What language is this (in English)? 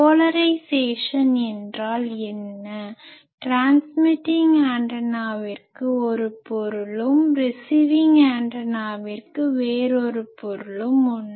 Tamil